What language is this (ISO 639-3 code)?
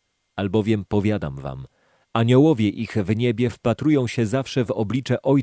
pol